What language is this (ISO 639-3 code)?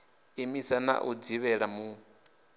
ven